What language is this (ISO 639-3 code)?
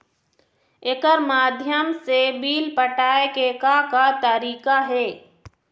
hne